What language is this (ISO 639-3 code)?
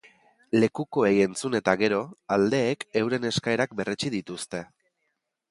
eus